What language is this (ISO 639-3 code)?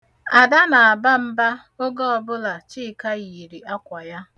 ibo